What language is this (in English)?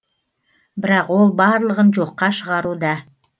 Kazakh